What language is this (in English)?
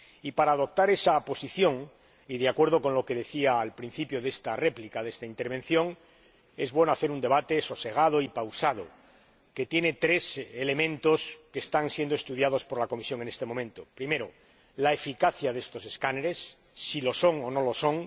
Spanish